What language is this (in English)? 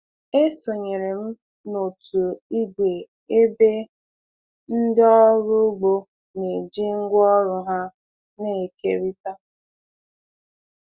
Igbo